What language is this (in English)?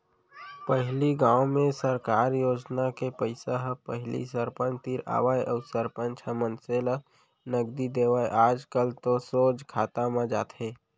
Chhattisgarhi